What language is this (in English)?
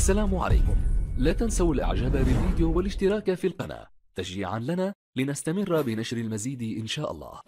Arabic